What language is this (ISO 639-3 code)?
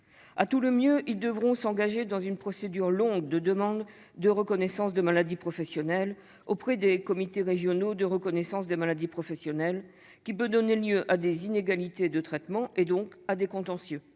fra